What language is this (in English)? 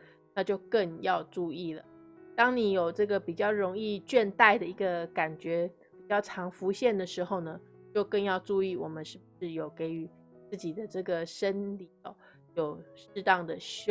Chinese